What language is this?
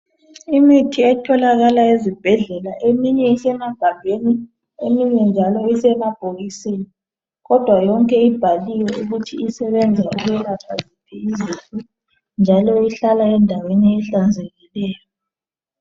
North Ndebele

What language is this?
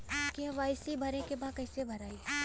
Bhojpuri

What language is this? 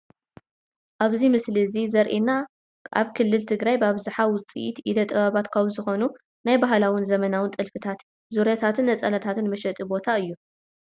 Tigrinya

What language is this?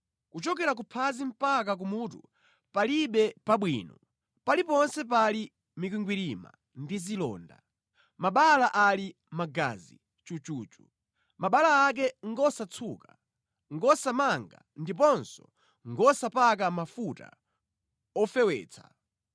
Nyanja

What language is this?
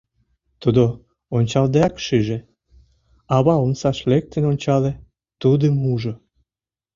Mari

